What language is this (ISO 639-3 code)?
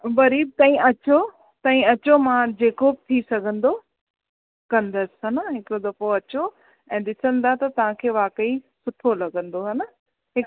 snd